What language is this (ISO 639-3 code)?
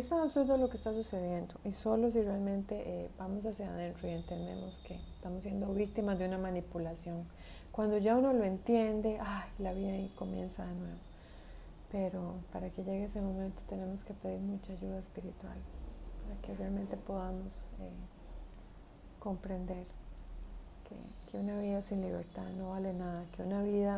spa